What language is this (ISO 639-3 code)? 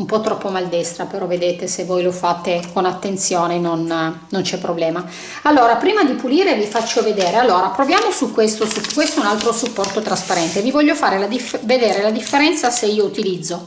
ita